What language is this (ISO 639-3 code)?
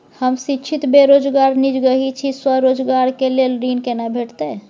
mai